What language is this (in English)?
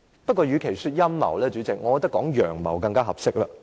Cantonese